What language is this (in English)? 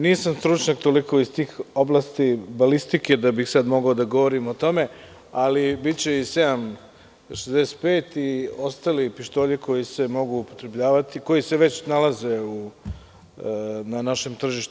Serbian